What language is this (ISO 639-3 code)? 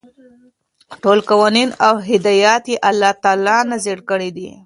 pus